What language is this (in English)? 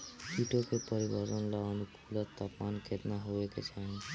Bhojpuri